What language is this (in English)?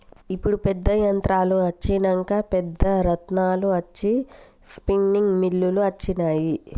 Telugu